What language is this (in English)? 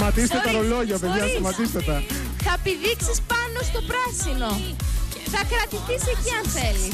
Greek